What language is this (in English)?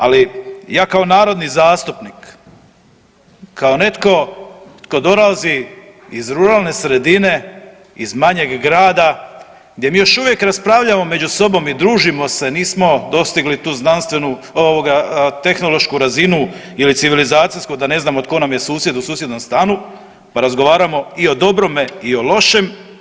Croatian